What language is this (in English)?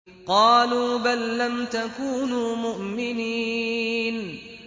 Arabic